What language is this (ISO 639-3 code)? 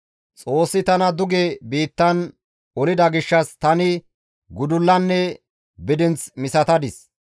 gmv